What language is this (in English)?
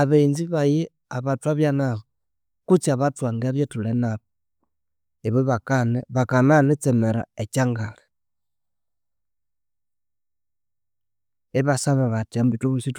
Konzo